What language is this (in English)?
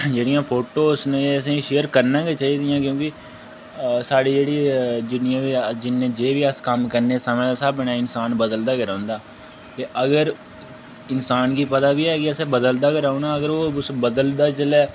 Dogri